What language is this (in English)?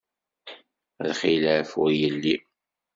Kabyle